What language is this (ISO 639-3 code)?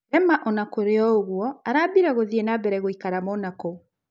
kik